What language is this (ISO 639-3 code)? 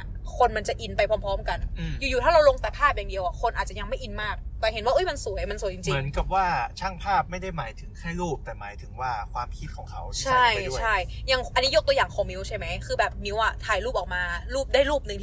tha